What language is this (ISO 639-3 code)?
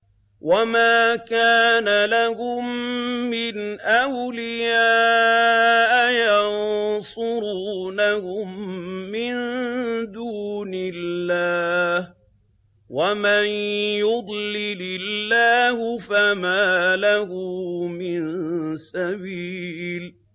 ara